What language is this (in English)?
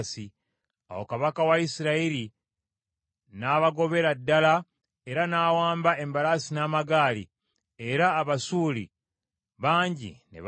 Ganda